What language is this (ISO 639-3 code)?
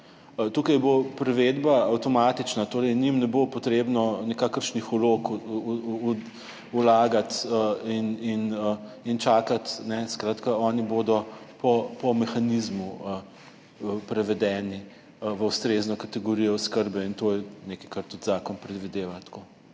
slv